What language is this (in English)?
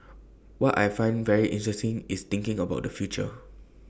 English